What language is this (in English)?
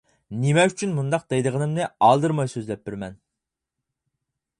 Uyghur